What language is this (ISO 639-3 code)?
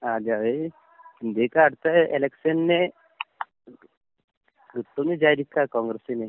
mal